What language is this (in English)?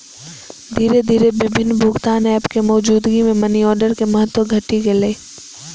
Maithili